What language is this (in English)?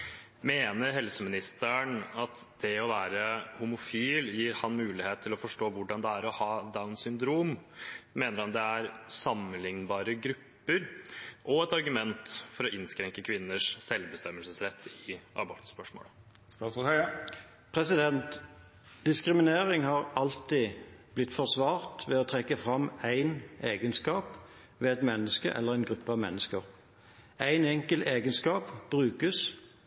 Norwegian Bokmål